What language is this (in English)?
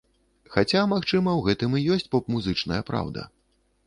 Belarusian